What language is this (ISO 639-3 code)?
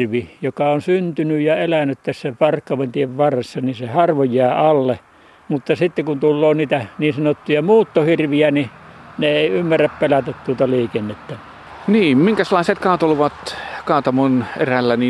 fin